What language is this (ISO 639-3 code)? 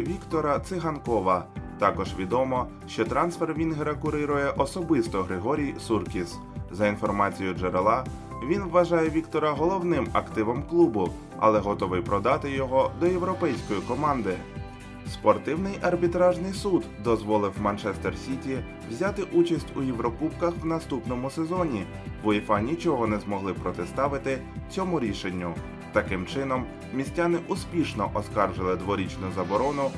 ukr